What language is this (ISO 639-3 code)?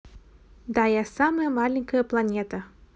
rus